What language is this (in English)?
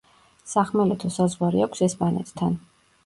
Georgian